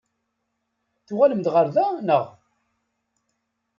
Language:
Kabyle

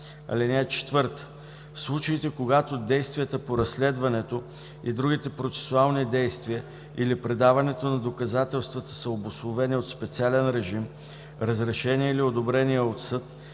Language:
Bulgarian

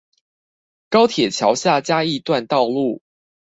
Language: Chinese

